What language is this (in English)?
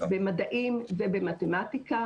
Hebrew